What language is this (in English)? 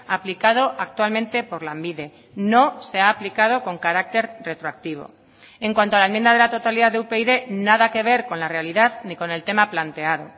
Spanish